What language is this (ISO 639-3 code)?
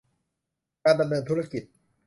tha